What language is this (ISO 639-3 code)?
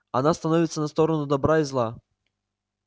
rus